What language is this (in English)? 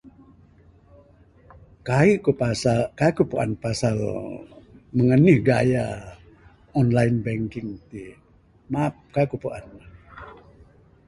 Bukar-Sadung Bidayuh